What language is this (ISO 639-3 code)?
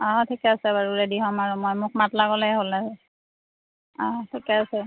asm